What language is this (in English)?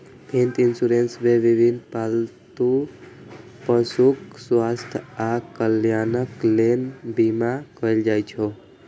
Maithili